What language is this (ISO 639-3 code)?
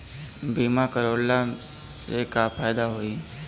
bho